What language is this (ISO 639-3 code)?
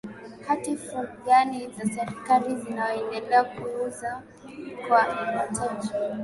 swa